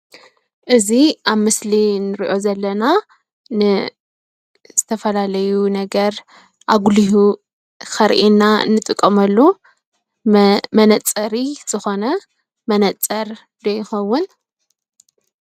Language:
Tigrinya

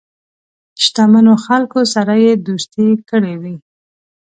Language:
Pashto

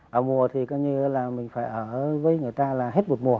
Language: Vietnamese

